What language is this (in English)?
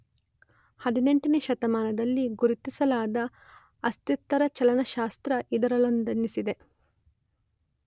Kannada